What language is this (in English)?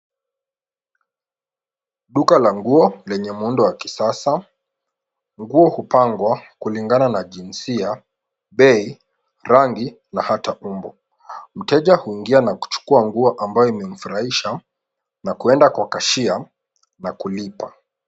Swahili